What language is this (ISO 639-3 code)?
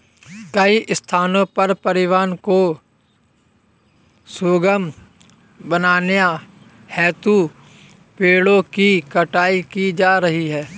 hin